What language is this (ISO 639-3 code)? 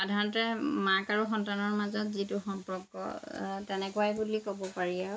asm